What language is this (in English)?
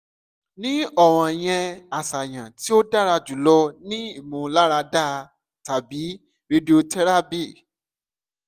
Yoruba